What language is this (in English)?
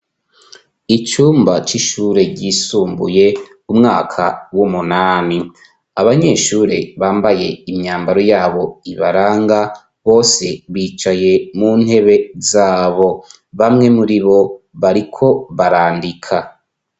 Rundi